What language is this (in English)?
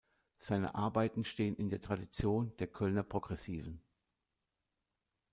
German